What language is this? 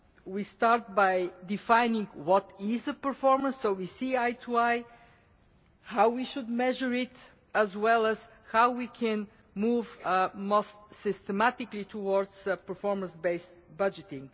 English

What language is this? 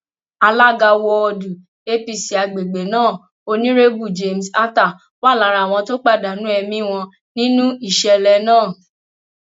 Yoruba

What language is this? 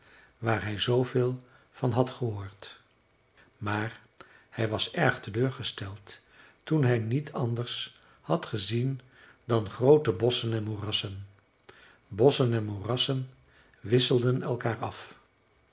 Dutch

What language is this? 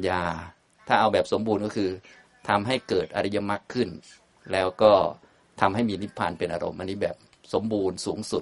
Thai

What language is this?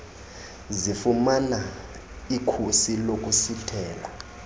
Xhosa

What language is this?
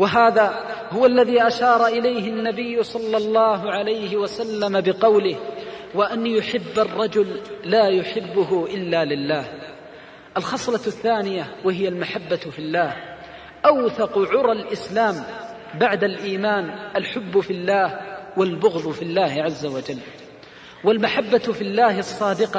Arabic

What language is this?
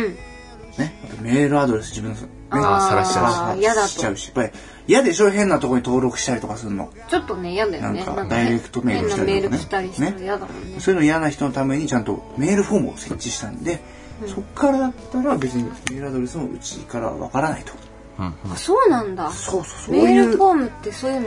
Japanese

